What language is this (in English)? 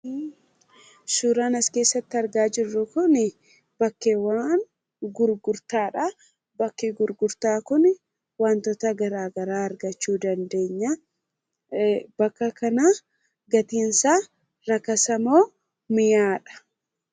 Oromo